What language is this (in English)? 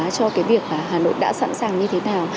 Vietnamese